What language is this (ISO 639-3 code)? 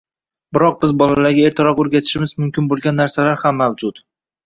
uzb